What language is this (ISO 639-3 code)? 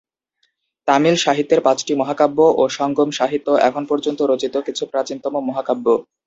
ben